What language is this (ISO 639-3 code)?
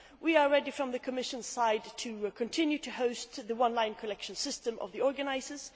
eng